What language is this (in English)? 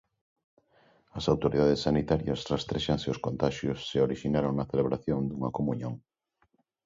Galician